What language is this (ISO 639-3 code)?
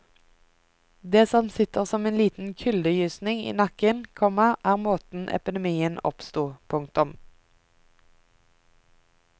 nor